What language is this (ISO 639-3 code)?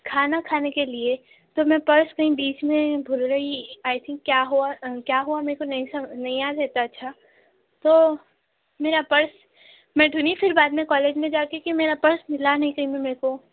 urd